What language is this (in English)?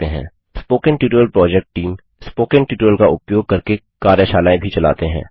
Hindi